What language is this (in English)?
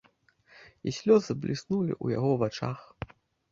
Belarusian